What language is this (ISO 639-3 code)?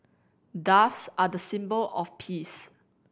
eng